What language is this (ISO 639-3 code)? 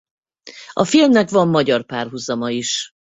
hun